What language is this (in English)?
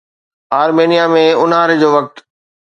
Sindhi